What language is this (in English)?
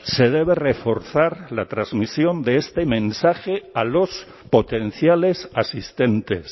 Spanish